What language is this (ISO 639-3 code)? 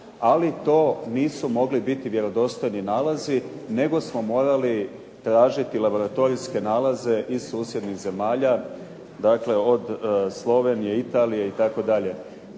hrv